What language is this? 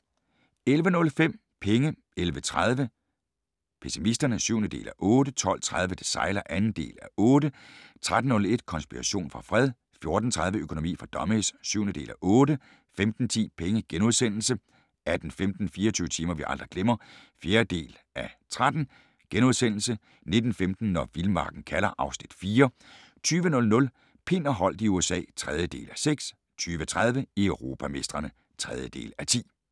Danish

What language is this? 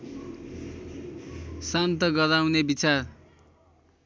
Nepali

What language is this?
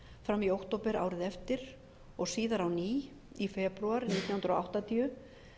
Icelandic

